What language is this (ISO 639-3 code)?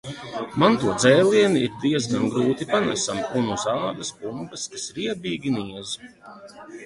lav